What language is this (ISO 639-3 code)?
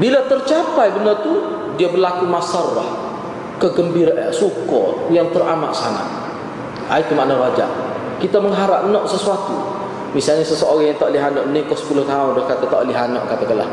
msa